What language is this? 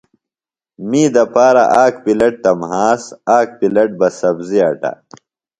Phalura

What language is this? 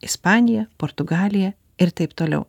Lithuanian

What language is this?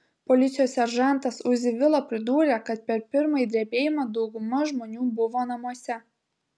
Lithuanian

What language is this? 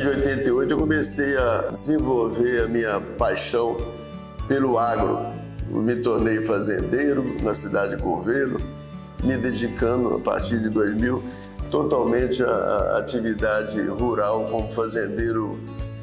Portuguese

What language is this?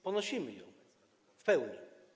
Polish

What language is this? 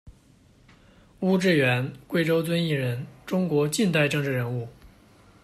Chinese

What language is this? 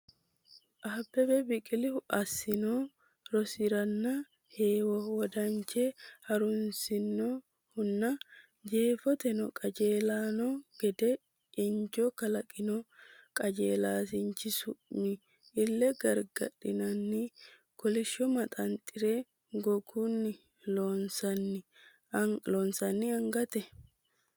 Sidamo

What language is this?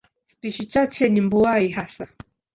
Swahili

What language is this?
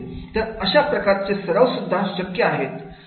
Marathi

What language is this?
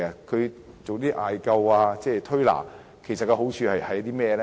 Cantonese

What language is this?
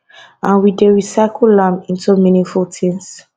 Nigerian Pidgin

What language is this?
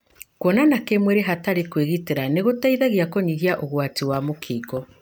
Kikuyu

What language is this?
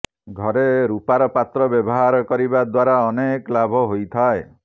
Odia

